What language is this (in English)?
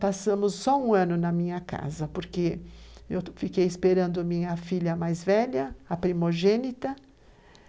Portuguese